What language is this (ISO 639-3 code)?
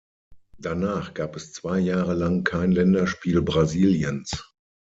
deu